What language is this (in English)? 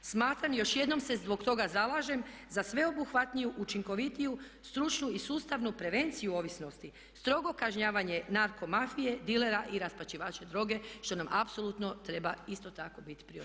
Croatian